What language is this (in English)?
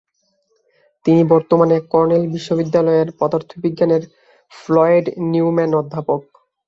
Bangla